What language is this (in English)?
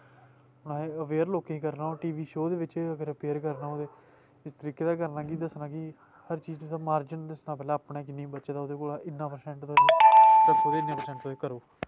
Dogri